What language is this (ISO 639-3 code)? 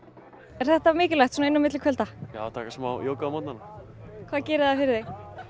isl